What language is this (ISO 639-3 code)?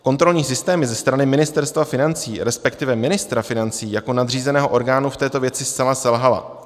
ces